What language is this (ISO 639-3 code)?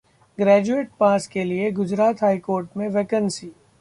hin